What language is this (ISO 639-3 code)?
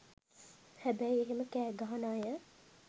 sin